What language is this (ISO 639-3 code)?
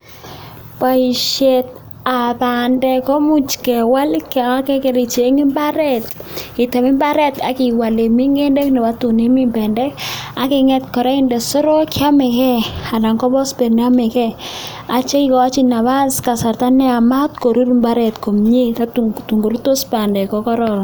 kln